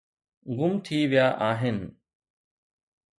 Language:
Sindhi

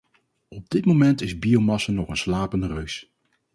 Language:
Dutch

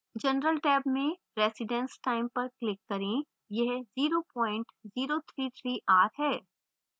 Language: Hindi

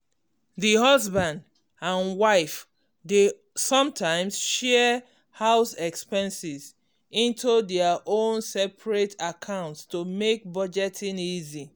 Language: Nigerian Pidgin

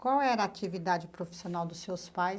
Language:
Portuguese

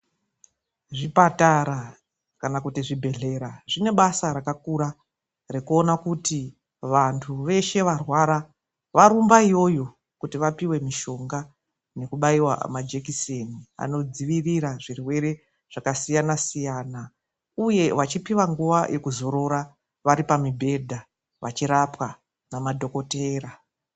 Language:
Ndau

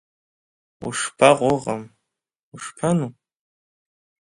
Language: Abkhazian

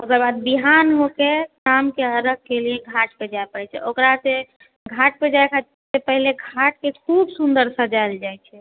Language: Maithili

